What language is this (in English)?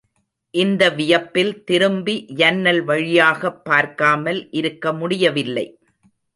Tamil